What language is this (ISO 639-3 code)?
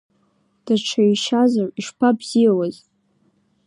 abk